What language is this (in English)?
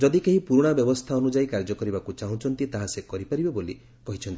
Odia